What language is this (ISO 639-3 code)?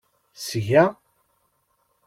kab